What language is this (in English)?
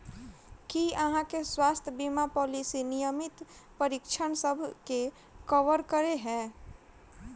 Maithili